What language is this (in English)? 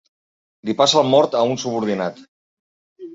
Catalan